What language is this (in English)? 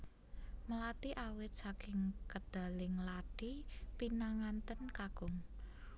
Javanese